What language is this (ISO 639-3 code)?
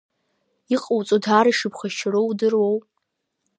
abk